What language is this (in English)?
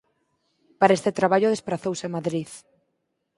Galician